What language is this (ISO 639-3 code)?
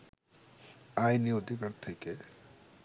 ben